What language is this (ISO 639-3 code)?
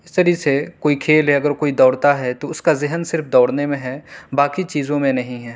urd